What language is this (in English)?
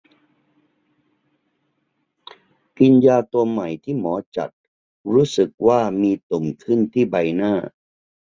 Thai